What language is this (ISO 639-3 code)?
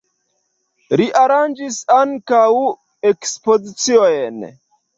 epo